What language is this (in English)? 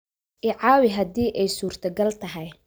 Somali